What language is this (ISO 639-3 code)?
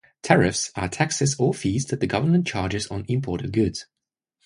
eng